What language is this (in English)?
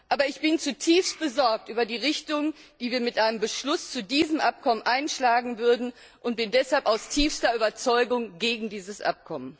German